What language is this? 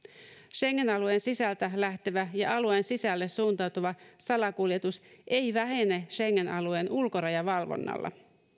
Finnish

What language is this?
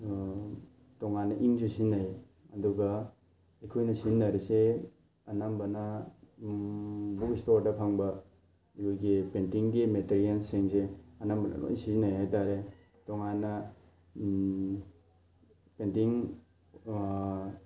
Manipuri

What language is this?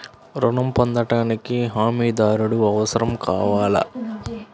Telugu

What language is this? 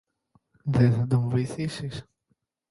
Greek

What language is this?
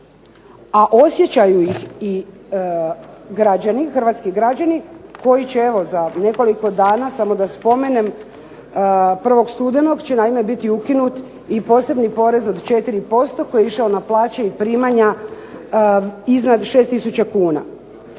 Croatian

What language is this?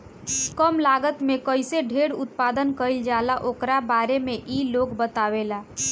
Bhojpuri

